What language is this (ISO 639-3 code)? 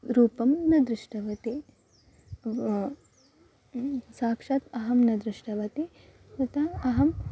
san